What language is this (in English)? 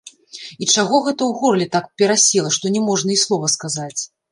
Belarusian